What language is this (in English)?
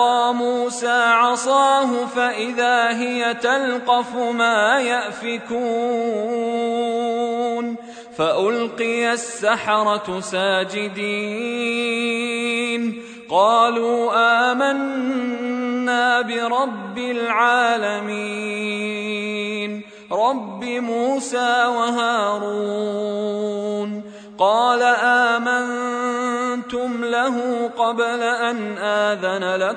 Arabic